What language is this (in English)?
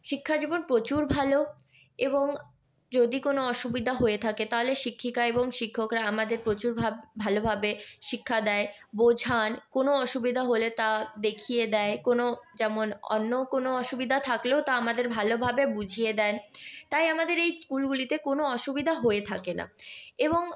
Bangla